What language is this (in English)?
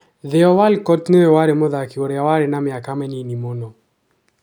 Kikuyu